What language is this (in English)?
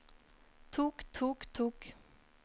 Norwegian